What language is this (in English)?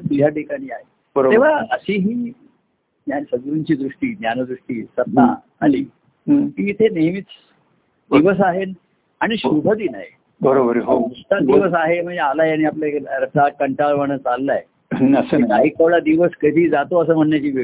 Marathi